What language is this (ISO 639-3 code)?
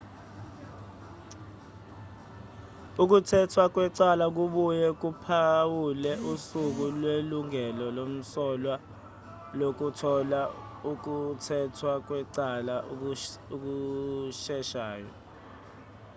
zul